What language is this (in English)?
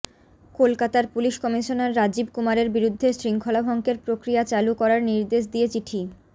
Bangla